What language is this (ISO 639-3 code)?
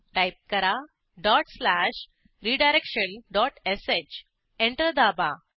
mar